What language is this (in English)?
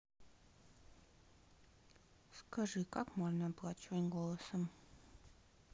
Russian